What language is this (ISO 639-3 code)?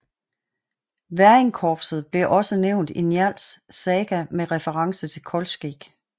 dan